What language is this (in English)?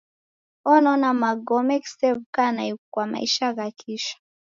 Taita